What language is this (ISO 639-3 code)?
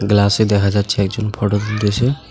ben